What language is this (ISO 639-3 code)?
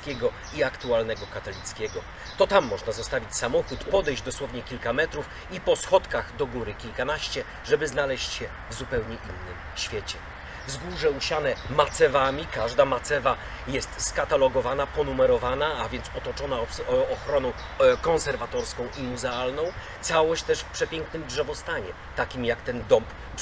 pol